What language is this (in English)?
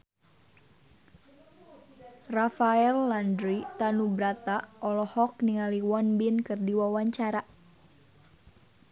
Sundanese